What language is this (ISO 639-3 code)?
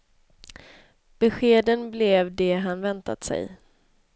swe